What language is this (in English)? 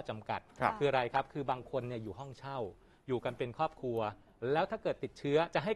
Thai